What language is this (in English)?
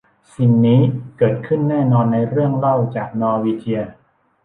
Thai